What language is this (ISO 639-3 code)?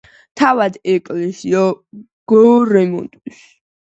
kat